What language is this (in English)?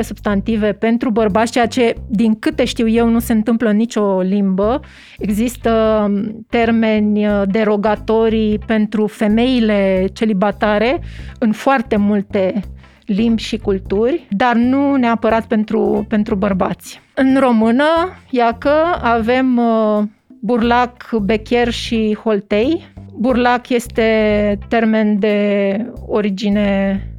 Romanian